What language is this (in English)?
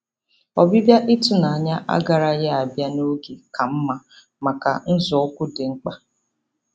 Igbo